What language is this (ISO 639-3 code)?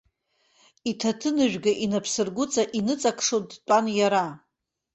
abk